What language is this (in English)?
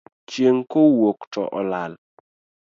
Luo (Kenya and Tanzania)